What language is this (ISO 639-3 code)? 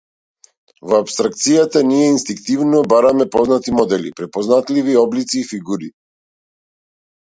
mkd